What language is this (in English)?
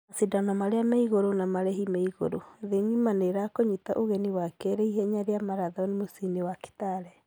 Kikuyu